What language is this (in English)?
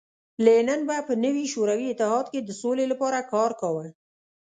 Pashto